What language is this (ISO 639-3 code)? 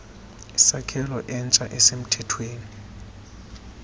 xho